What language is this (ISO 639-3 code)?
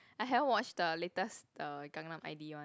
eng